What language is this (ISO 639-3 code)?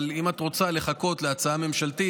heb